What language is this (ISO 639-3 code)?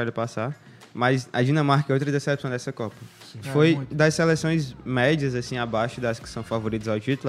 por